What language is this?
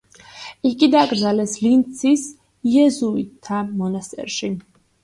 Georgian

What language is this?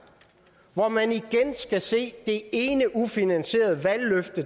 Danish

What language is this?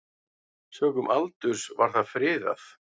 Icelandic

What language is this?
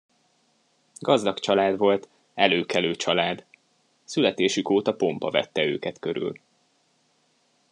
Hungarian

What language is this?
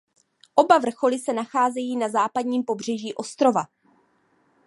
Czech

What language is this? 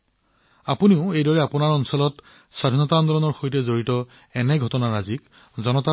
Assamese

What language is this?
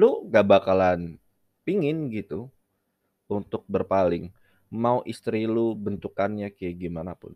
Indonesian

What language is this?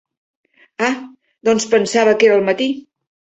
Catalan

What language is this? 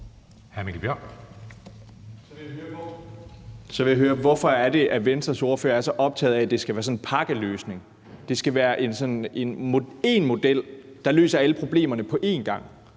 Danish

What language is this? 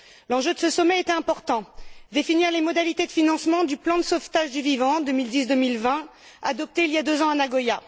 French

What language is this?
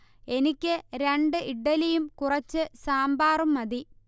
Malayalam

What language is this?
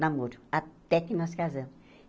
Portuguese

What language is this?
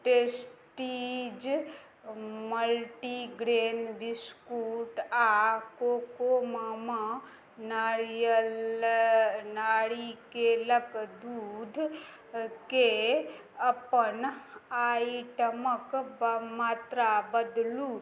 Maithili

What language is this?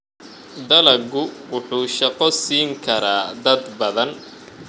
Somali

